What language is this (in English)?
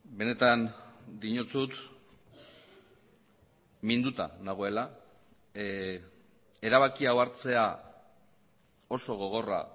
Basque